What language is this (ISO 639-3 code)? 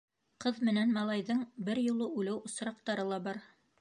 bak